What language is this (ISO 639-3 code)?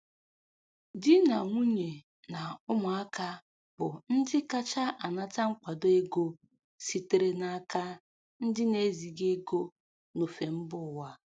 ibo